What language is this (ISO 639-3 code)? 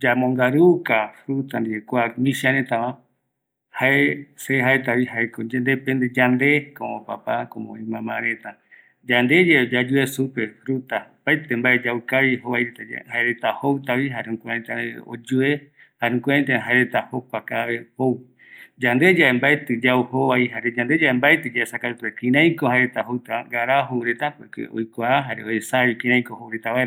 gui